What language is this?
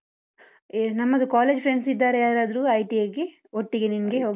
Kannada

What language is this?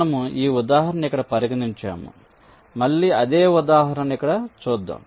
Telugu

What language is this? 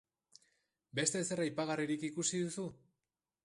Basque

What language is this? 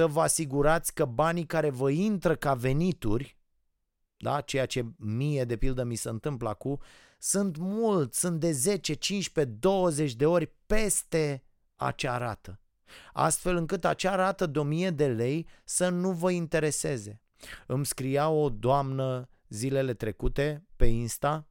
Romanian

